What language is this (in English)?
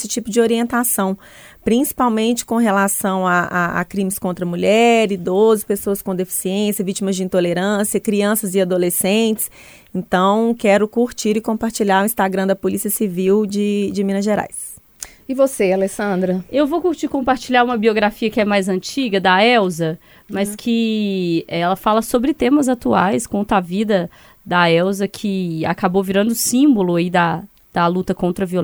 Portuguese